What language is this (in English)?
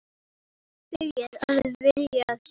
Icelandic